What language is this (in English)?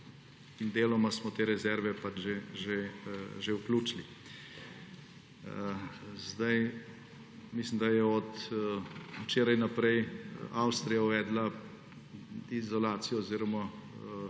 Slovenian